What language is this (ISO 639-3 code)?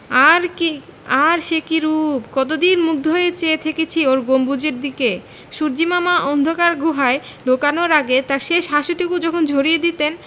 ben